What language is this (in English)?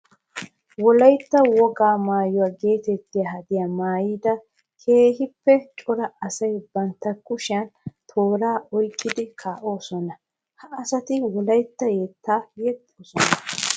Wolaytta